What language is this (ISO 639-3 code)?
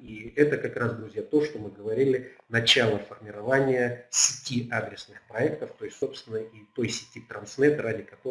rus